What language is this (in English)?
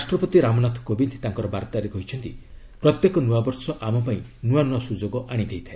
Odia